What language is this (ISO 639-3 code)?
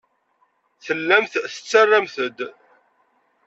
kab